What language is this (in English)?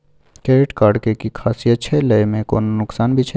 Maithili